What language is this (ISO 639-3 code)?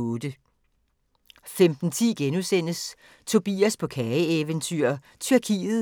dan